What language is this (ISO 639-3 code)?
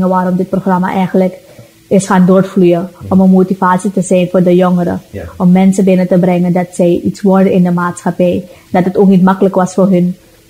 nld